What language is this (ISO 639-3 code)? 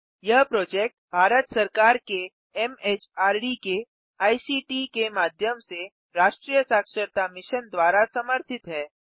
hin